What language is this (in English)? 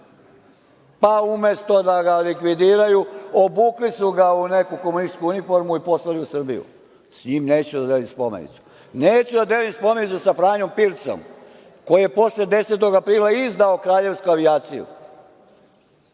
Serbian